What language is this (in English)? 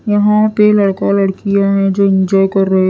Hindi